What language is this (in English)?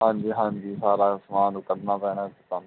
Punjabi